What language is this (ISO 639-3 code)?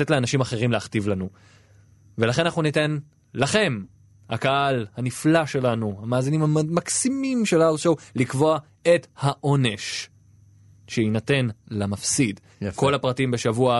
heb